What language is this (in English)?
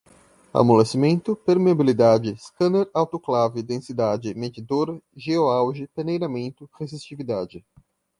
Portuguese